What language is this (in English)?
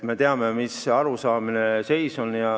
Estonian